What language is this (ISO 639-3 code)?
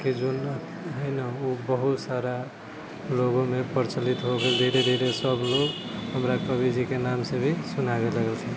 mai